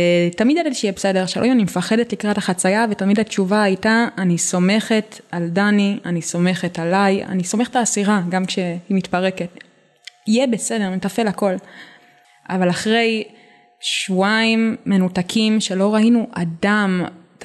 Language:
Hebrew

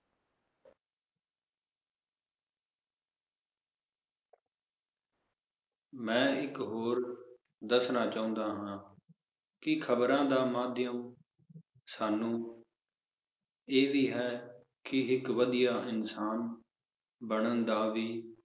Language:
Punjabi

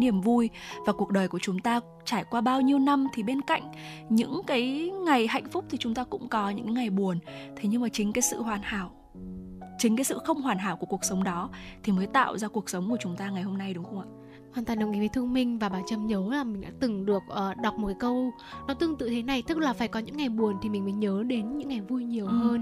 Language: Vietnamese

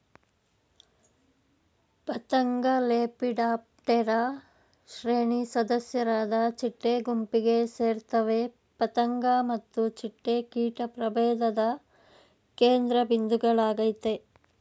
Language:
Kannada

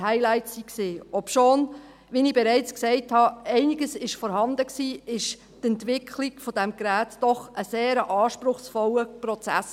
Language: Swiss German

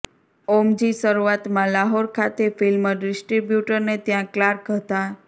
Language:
Gujarati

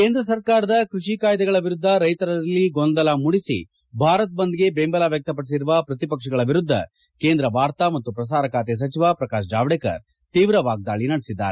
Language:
Kannada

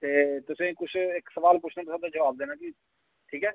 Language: Dogri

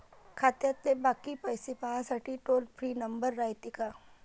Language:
Marathi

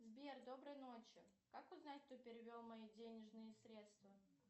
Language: Russian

